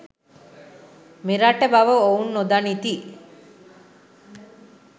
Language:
Sinhala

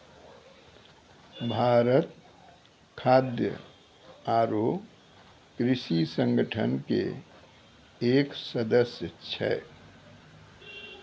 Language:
Maithili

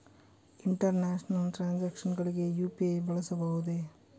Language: Kannada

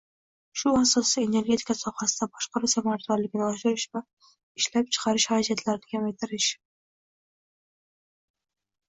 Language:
Uzbek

